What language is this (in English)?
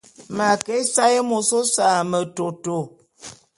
Bulu